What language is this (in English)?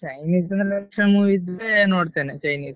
Kannada